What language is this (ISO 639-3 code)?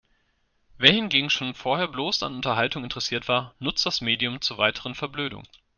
deu